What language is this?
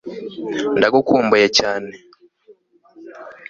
Kinyarwanda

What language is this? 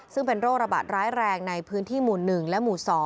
Thai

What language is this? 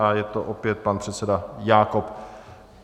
Czech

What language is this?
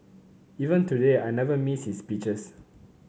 English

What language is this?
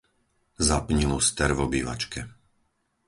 Slovak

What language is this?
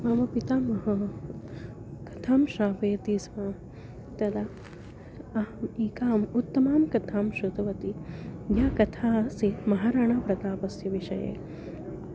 Sanskrit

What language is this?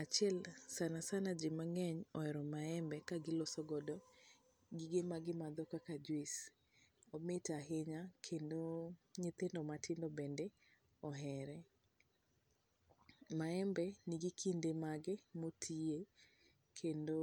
Luo (Kenya and Tanzania)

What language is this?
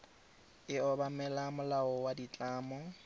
Tswana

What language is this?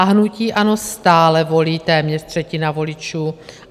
Czech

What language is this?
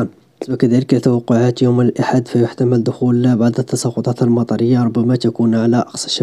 Arabic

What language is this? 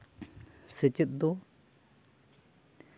Santali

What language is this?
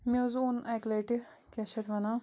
Kashmiri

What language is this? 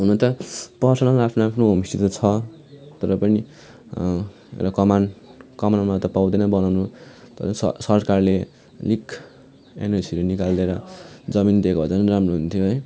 Nepali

